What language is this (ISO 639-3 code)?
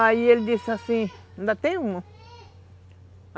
por